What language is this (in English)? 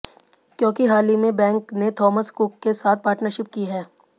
Hindi